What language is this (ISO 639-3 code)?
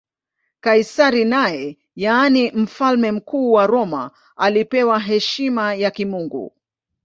swa